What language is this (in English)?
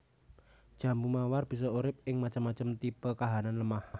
Javanese